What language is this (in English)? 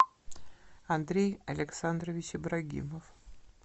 Russian